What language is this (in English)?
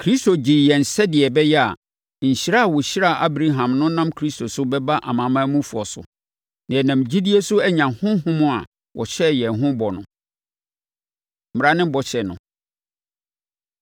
Akan